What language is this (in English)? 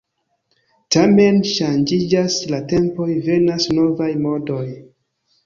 Esperanto